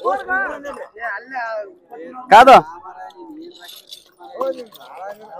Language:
Telugu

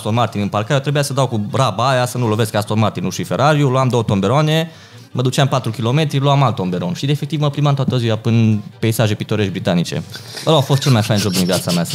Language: Romanian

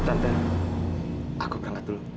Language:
Indonesian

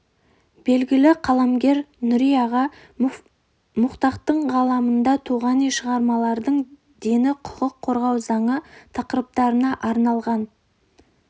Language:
Kazakh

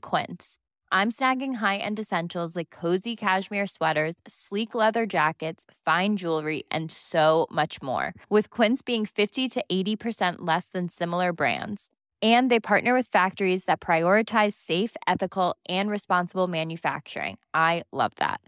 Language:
Filipino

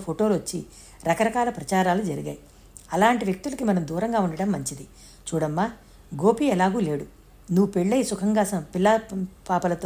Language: Telugu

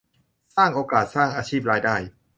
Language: Thai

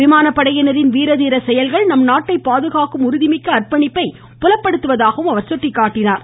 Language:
Tamil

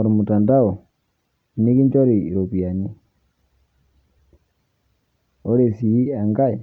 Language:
Masai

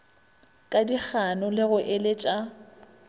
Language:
Northern Sotho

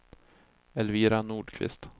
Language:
Swedish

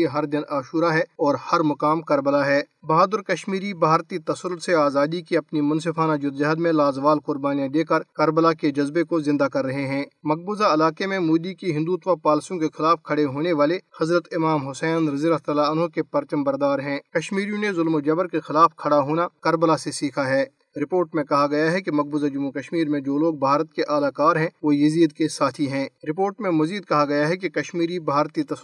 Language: Urdu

